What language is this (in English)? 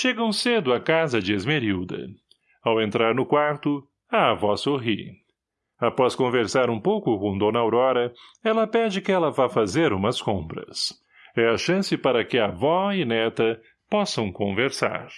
Portuguese